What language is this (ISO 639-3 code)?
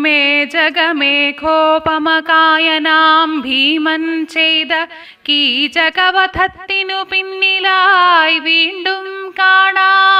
mal